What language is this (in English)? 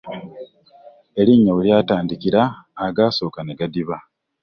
Ganda